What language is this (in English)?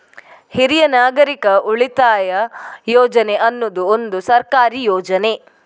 Kannada